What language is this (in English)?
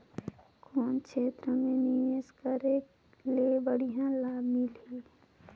Chhattisgarhi